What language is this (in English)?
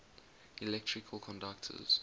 English